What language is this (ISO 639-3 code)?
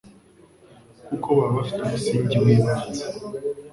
kin